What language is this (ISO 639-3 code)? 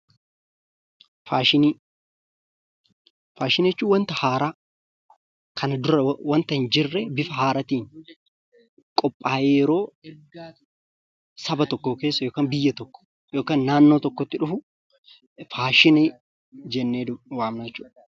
orm